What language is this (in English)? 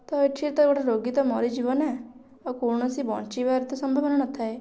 Odia